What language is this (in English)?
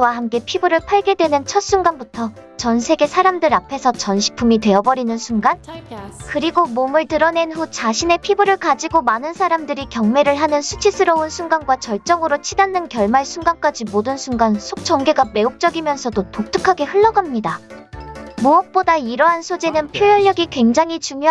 Korean